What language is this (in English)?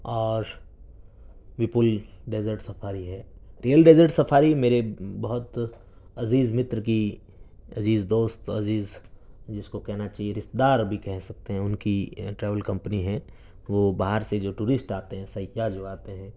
Urdu